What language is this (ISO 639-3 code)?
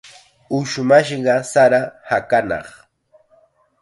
qxa